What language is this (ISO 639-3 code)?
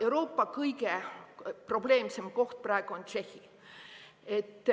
est